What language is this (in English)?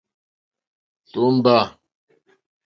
Mokpwe